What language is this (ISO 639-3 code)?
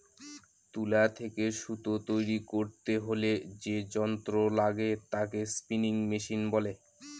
ben